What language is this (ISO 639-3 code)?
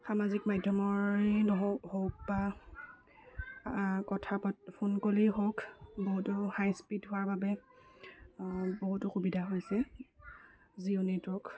asm